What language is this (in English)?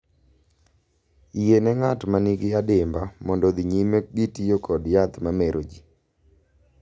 Luo (Kenya and Tanzania)